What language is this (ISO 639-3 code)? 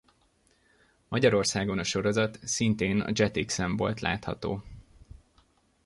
hun